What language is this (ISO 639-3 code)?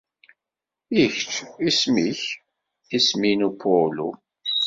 kab